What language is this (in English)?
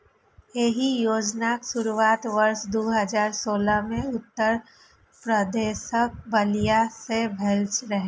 Maithili